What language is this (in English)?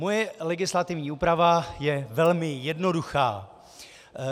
Czech